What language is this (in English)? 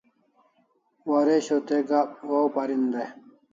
Kalasha